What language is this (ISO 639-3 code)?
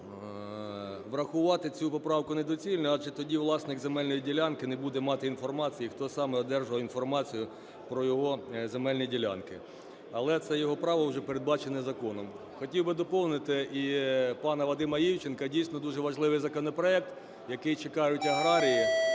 ukr